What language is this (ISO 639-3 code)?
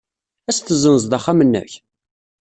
kab